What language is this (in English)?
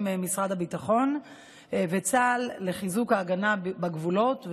Hebrew